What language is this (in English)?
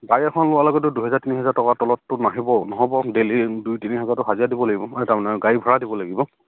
Assamese